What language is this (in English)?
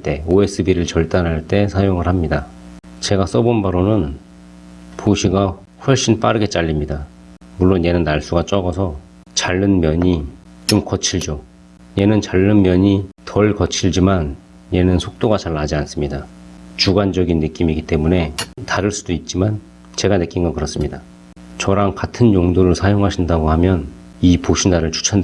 Korean